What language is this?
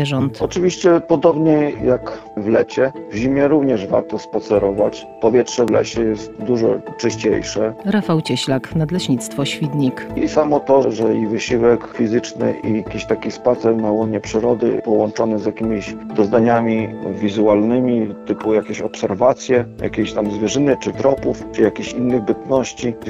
Polish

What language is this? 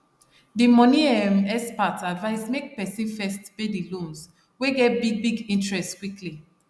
Nigerian Pidgin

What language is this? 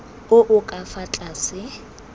Tswana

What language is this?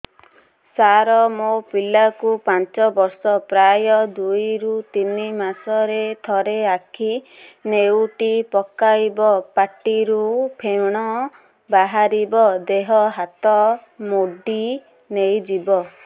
Odia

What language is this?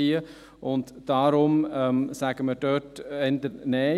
Swiss German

